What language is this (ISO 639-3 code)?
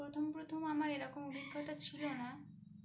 ben